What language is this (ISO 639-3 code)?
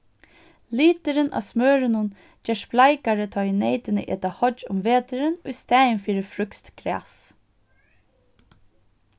fao